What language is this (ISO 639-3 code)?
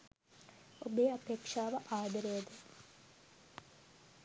sin